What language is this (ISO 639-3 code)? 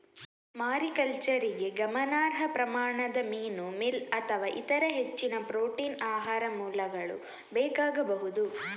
kan